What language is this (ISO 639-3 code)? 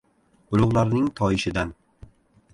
uzb